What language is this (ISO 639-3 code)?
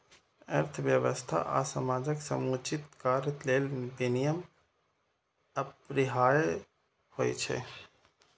mai